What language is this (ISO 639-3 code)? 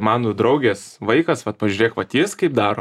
lit